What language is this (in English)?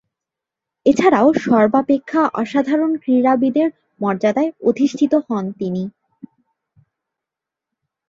Bangla